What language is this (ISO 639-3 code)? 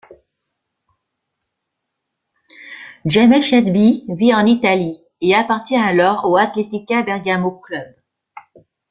fra